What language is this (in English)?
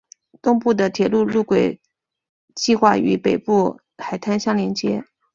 Chinese